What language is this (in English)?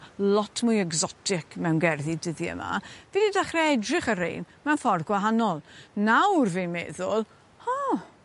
Welsh